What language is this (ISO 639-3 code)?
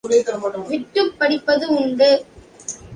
tam